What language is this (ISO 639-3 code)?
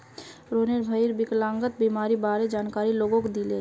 mag